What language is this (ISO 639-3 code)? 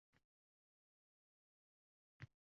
uzb